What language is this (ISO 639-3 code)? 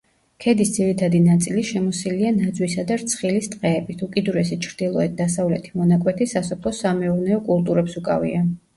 kat